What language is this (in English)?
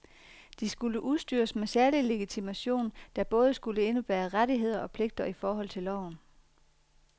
Danish